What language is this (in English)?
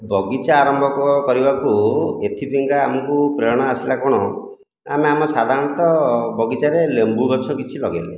Odia